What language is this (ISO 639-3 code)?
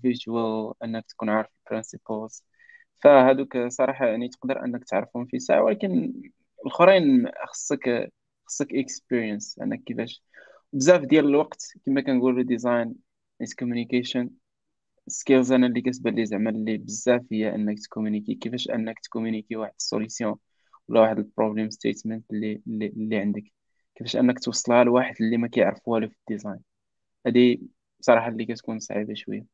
ara